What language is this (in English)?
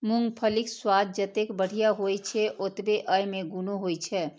Maithili